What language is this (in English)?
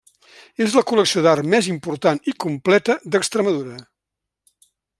Catalan